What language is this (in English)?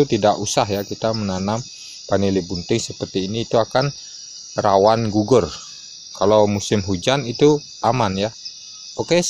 Indonesian